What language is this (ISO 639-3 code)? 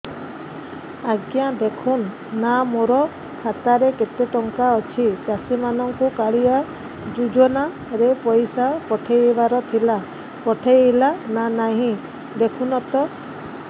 ori